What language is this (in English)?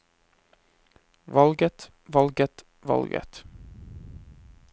Norwegian